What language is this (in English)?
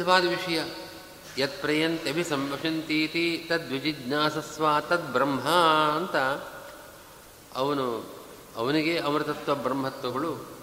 Kannada